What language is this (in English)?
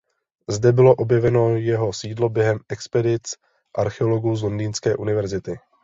Czech